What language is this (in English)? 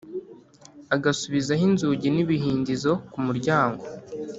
Kinyarwanda